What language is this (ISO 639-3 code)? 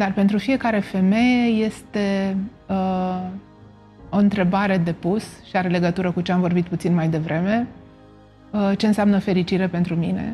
ron